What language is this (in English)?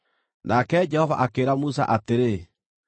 Kikuyu